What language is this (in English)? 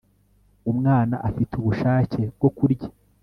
Kinyarwanda